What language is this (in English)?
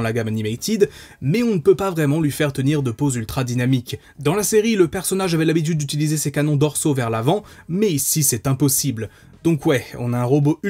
French